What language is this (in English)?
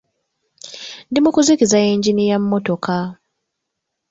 Ganda